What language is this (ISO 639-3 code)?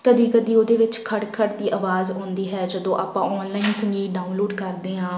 pan